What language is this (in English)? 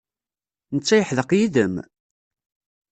Kabyle